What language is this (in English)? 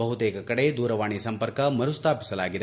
Kannada